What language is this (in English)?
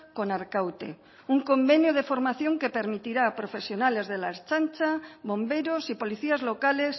Spanish